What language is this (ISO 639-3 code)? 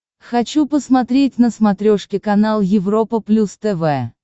rus